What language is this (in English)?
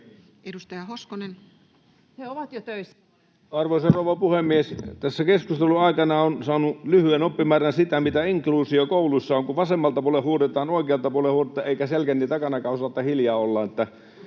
Finnish